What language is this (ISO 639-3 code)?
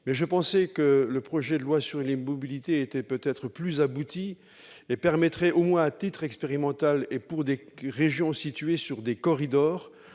fra